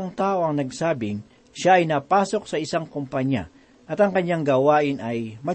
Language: Filipino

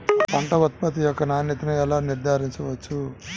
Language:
Telugu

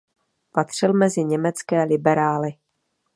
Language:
Czech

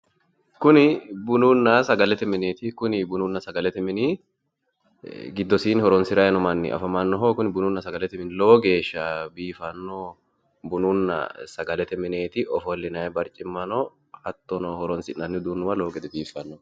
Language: Sidamo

